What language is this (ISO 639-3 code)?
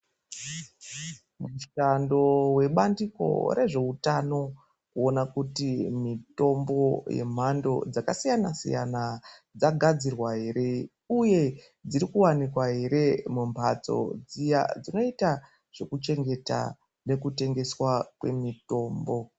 ndc